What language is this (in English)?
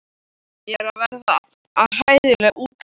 Icelandic